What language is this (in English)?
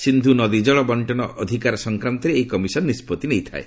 Odia